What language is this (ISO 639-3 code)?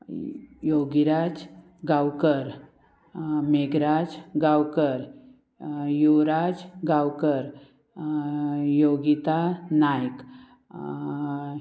kok